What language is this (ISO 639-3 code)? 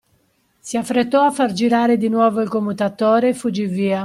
ita